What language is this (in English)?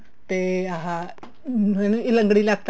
Punjabi